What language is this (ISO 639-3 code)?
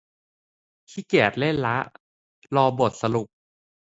tha